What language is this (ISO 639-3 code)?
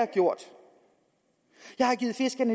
dan